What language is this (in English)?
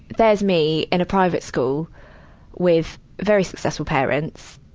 English